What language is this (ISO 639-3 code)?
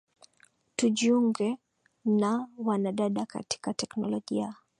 swa